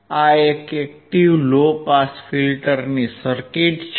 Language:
Gujarati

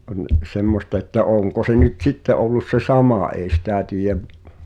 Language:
Finnish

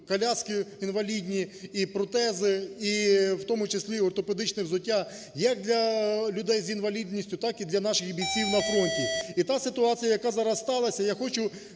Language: Ukrainian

